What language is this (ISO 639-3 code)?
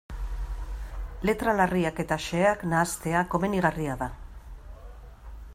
eus